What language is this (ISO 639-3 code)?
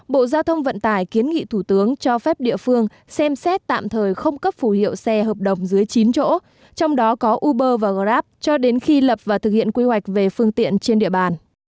vie